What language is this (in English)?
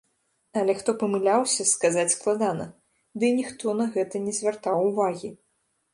Belarusian